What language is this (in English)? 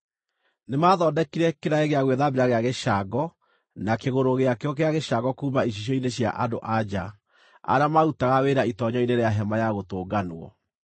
Kikuyu